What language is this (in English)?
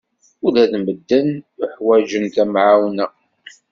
Kabyle